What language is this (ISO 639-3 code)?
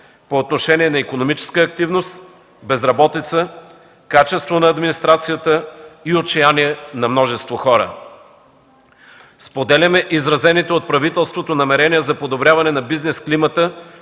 bul